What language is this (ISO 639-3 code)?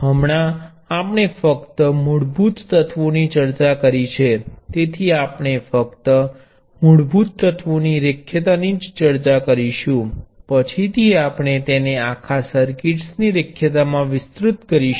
guj